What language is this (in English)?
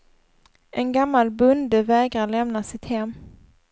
Swedish